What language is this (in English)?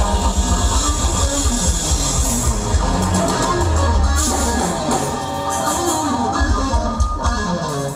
Thai